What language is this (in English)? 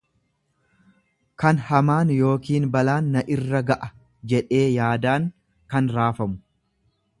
Oromo